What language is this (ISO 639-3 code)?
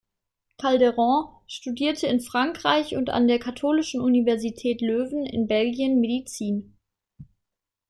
deu